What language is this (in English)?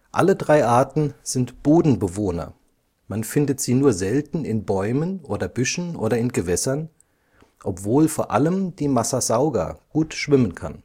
German